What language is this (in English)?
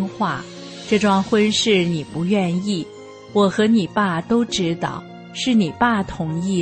Chinese